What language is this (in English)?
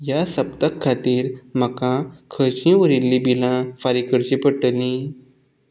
Konkani